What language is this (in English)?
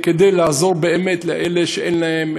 Hebrew